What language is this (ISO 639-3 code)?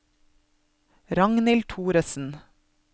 nor